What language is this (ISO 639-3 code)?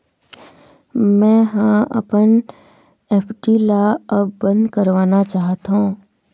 hne